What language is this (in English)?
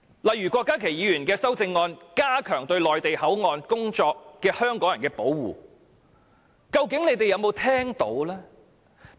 Cantonese